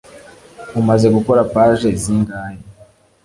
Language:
Kinyarwanda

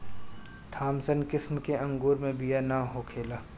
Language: Bhojpuri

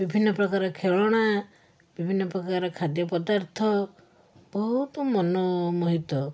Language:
Odia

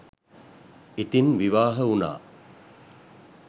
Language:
Sinhala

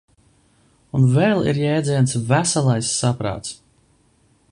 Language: Latvian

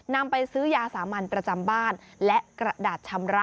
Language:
Thai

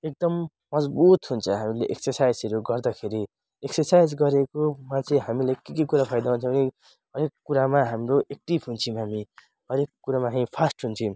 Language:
Nepali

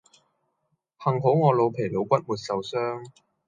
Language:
Cantonese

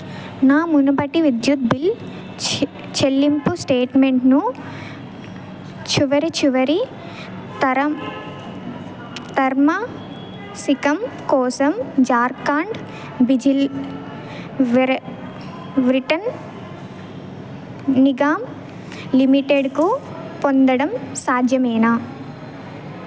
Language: Telugu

